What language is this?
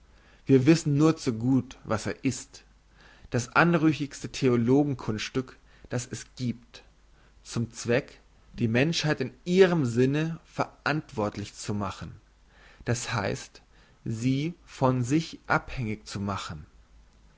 German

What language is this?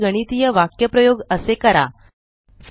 Marathi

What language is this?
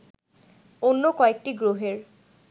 Bangla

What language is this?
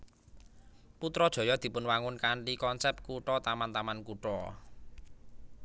Javanese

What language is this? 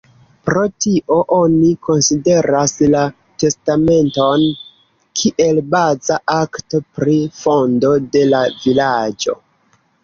Esperanto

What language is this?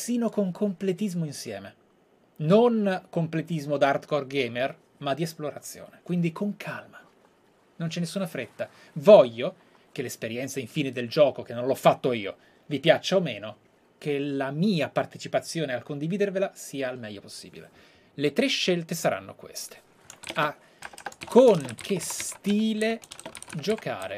Italian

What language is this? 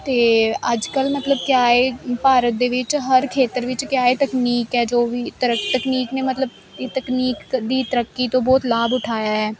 Punjabi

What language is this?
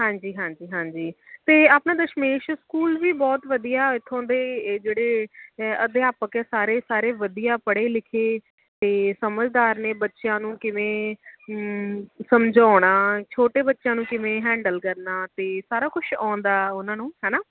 Punjabi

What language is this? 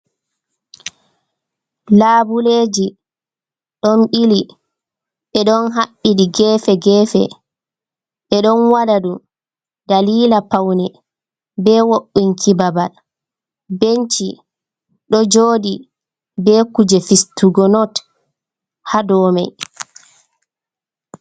Fula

